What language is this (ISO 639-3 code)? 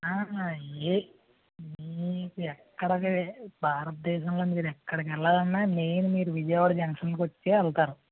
tel